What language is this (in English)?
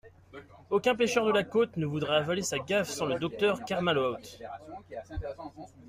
French